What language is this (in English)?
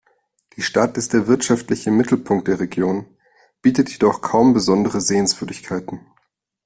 German